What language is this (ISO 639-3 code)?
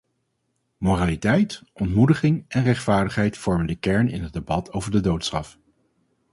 nld